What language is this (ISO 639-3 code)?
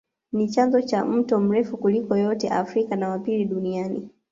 swa